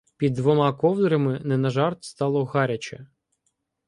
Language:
Ukrainian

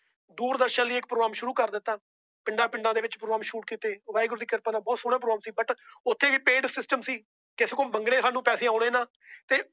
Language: Punjabi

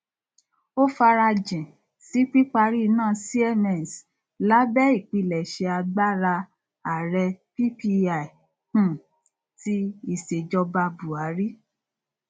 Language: Yoruba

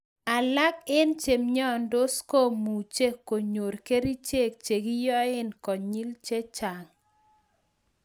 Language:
Kalenjin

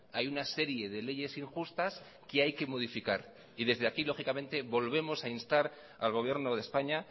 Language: Spanish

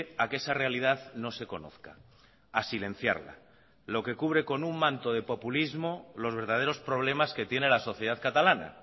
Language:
Spanish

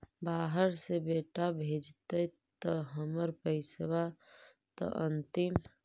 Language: Magahi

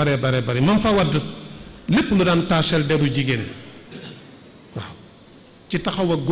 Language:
Arabic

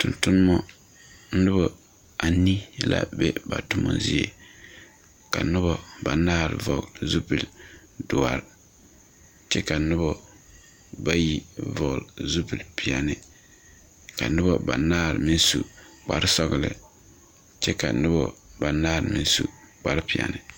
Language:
Southern Dagaare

